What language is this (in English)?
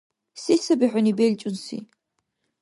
Dargwa